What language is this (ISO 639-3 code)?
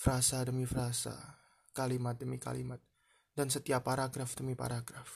ind